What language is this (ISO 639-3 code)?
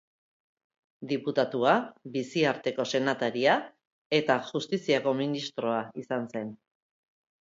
eus